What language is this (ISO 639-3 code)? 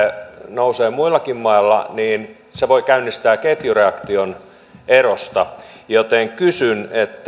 fin